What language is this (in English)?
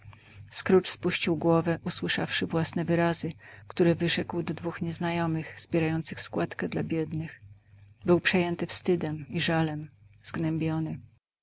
Polish